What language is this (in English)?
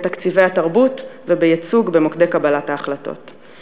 Hebrew